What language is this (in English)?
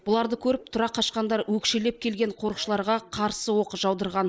Kazakh